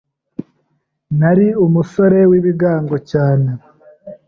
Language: Kinyarwanda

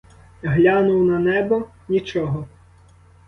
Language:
Ukrainian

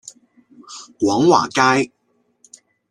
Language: Cantonese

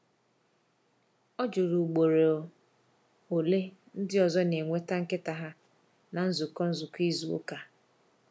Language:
Igbo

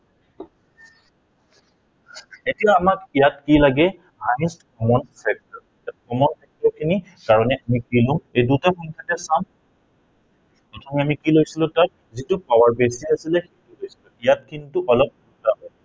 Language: Assamese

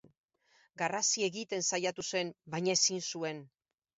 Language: Basque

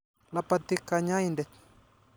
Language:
Kalenjin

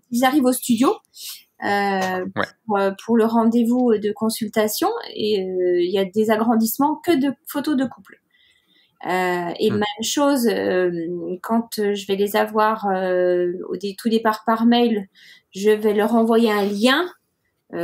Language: French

